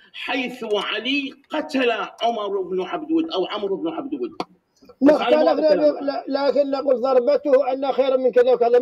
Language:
Arabic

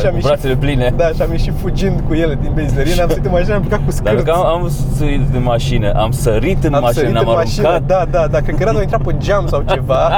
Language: Romanian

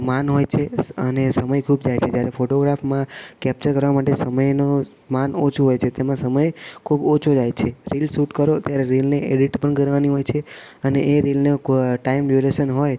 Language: Gujarati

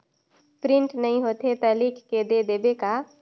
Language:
Chhattisgarhi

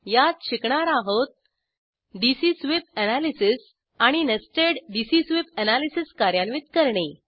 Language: Marathi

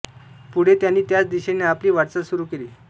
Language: Marathi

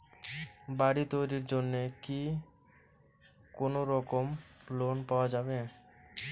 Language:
Bangla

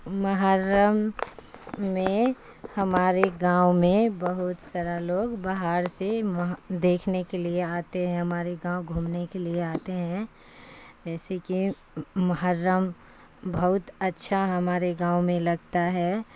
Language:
Urdu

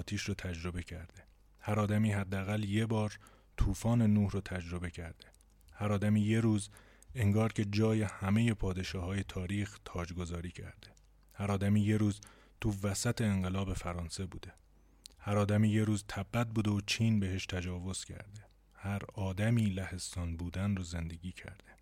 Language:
Persian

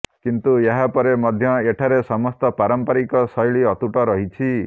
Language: Odia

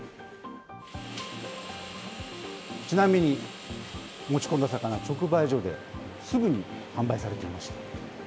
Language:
Japanese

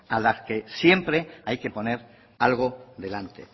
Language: Spanish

